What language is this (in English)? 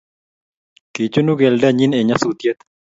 Kalenjin